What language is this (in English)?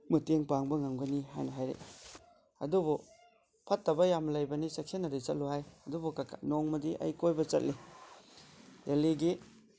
Manipuri